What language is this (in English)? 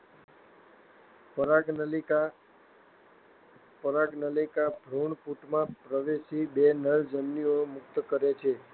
Gujarati